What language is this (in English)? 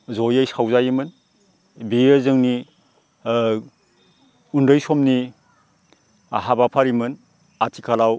Bodo